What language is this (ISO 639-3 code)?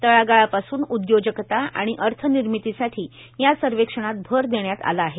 mar